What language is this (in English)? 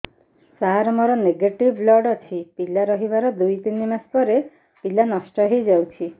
Odia